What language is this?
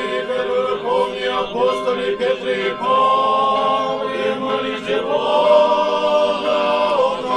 Ukrainian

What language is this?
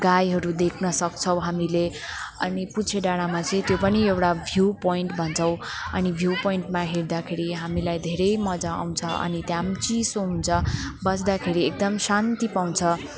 Nepali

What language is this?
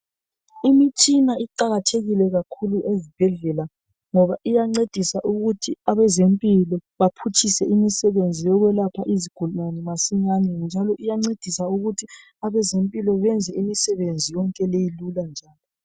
North Ndebele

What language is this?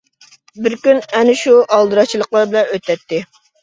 Uyghur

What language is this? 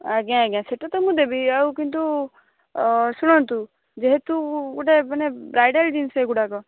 Odia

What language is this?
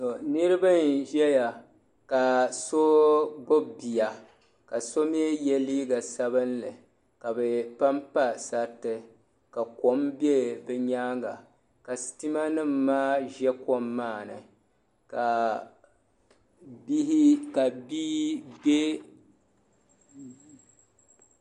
Dagbani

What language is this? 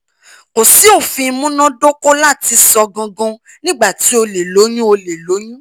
Yoruba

